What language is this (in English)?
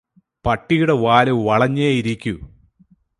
Malayalam